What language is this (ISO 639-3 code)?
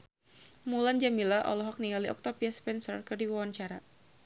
sun